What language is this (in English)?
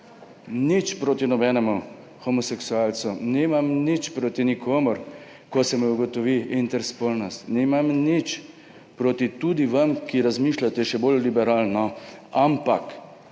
Slovenian